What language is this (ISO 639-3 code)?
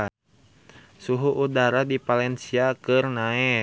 sun